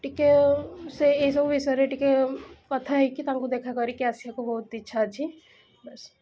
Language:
Odia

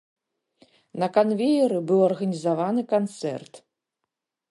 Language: Belarusian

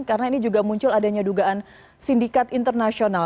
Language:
Indonesian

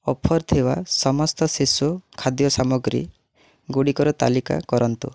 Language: Odia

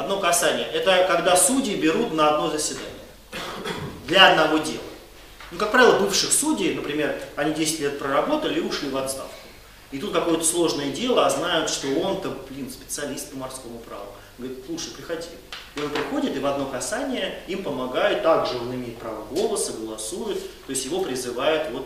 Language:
Russian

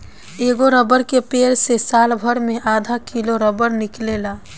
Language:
Bhojpuri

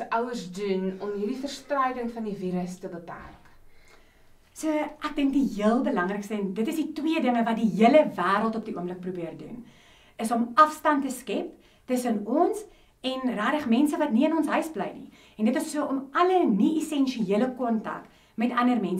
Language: German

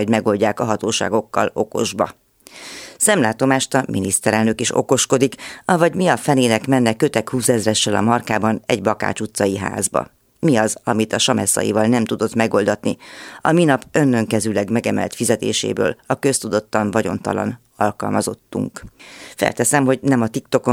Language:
Hungarian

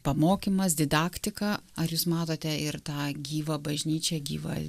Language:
Lithuanian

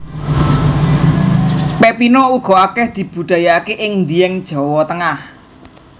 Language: Javanese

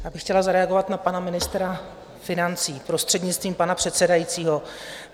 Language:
Czech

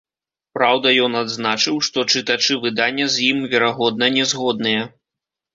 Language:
Belarusian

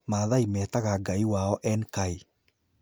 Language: Kikuyu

